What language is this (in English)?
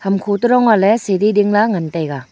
Wancho Naga